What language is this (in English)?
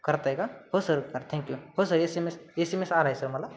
Marathi